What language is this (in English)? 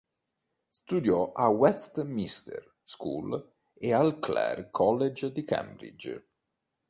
Italian